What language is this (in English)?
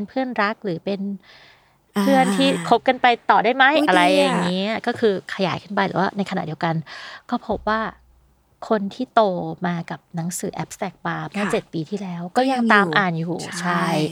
Thai